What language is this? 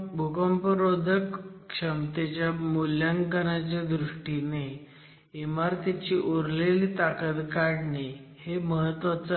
Marathi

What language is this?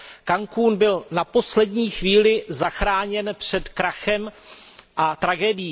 Czech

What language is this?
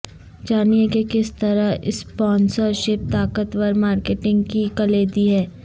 Urdu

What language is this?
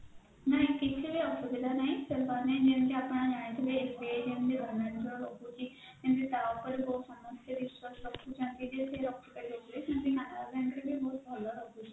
Odia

